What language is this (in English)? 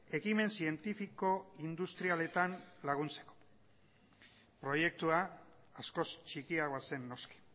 Basque